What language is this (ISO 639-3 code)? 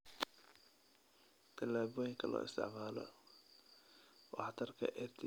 som